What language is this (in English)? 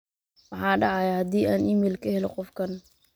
Somali